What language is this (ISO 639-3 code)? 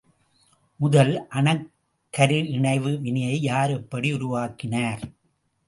tam